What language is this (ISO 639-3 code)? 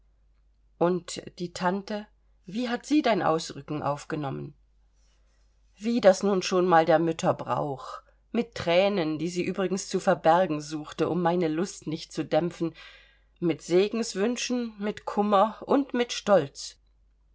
deu